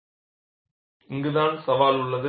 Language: Tamil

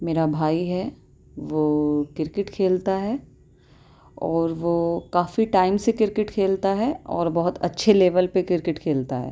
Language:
Urdu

